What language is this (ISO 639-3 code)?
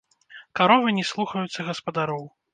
bel